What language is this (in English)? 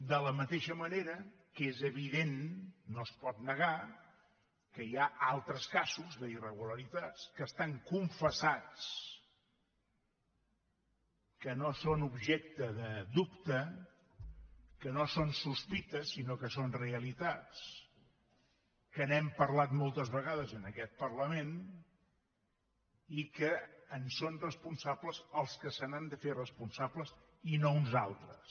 Catalan